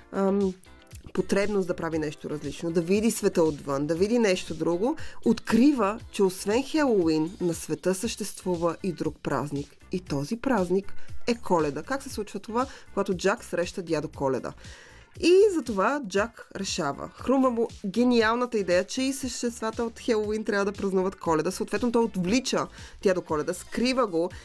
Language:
Bulgarian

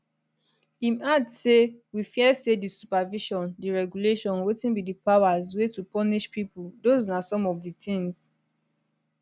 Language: Nigerian Pidgin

